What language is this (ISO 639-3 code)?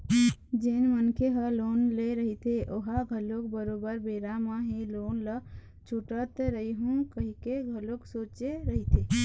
hne